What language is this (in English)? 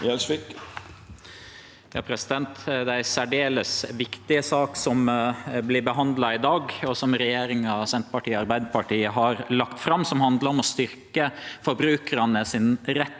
Norwegian